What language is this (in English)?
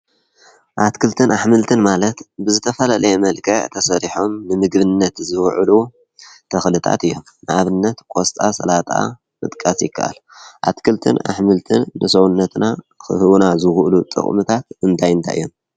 Tigrinya